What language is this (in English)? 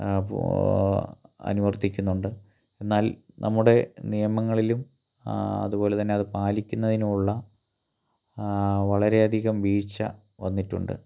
Malayalam